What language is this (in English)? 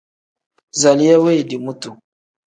Tem